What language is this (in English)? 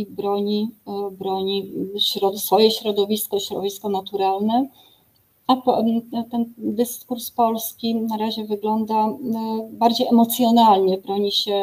Polish